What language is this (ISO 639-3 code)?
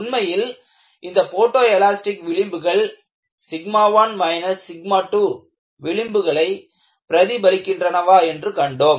tam